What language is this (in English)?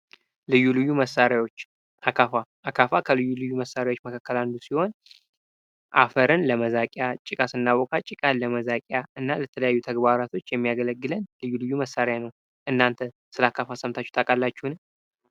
Amharic